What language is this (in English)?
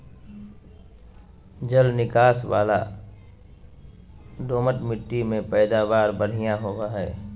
Magahi